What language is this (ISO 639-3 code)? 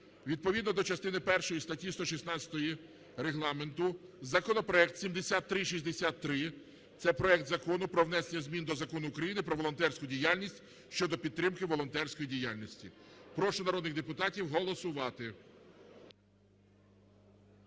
ukr